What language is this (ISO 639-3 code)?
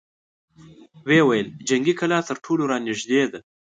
pus